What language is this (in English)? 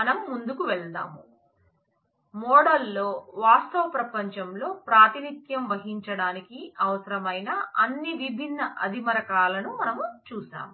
Telugu